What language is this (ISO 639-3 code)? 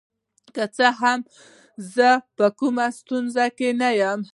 pus